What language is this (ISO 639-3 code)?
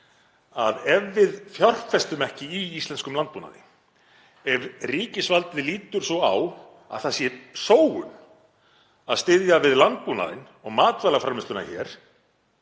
isl